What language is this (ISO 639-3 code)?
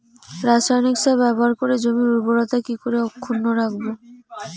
ben